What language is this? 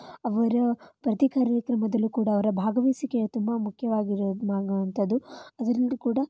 Kannada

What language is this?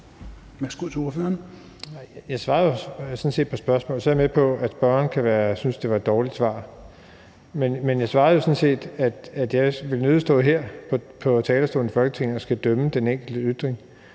Danish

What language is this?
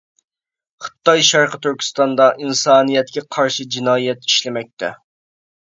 Uyghur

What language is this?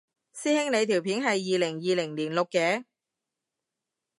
Cantonese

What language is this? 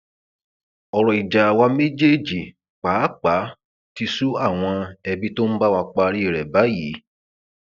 Yoruba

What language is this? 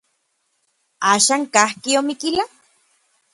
Orizaba Nahuatl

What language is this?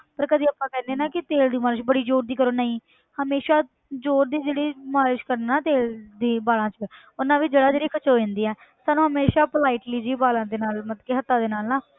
Punjabi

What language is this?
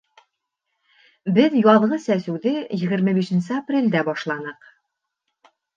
Bashkir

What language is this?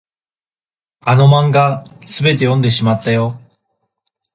Japanese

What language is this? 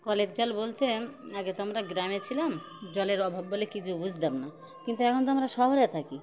Bangla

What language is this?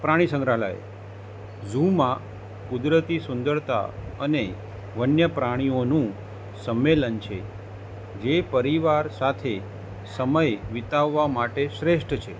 Gujarati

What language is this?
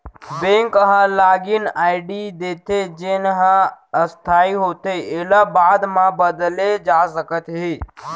Chhattisgarhi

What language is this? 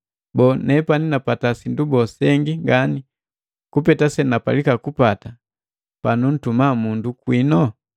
Matengo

